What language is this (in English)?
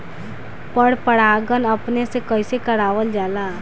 Bhojpuri